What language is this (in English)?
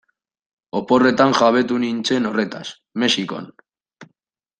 Basque